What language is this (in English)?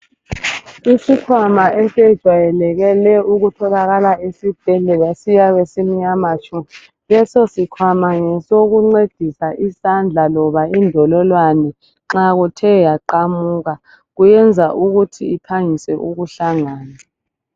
North Ndebele